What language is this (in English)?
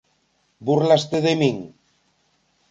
Galician